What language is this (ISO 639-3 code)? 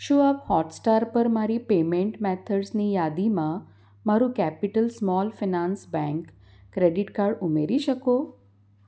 guj